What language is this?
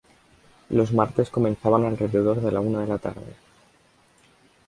Spanish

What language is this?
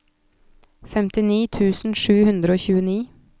Norwegian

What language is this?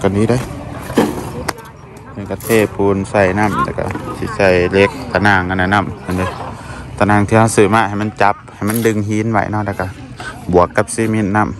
Thai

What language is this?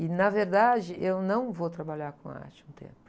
Portuguese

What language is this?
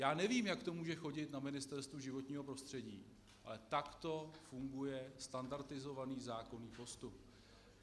Czech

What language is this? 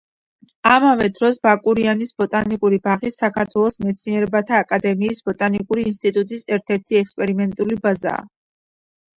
Georgian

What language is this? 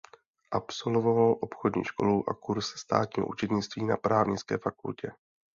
Czech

